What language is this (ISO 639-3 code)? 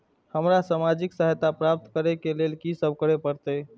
mai